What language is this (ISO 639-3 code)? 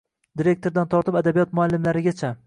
uzb